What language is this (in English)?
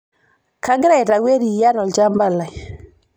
Masai